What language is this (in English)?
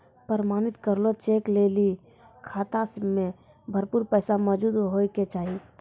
Maithili